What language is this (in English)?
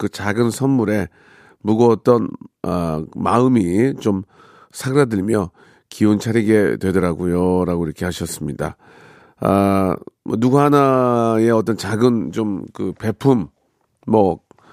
Korean